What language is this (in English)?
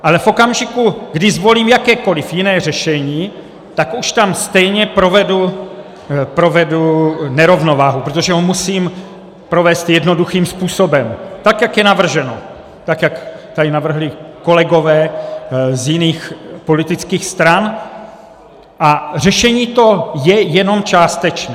Czech